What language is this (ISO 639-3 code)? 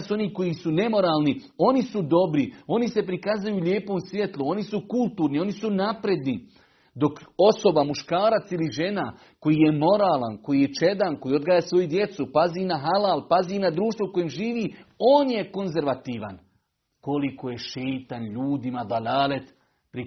hrv